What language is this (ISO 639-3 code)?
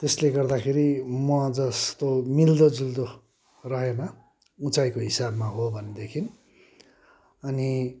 nep